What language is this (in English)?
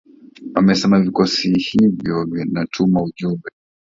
Swahili